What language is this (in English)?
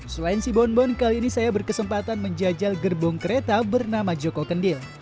Indonesian